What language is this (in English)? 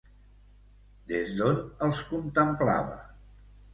Catalan